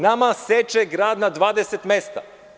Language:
Serbian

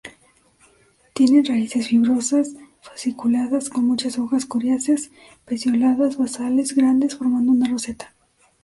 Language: Spanish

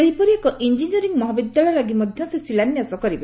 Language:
Odia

